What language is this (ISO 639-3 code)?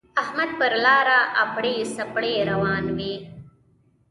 pus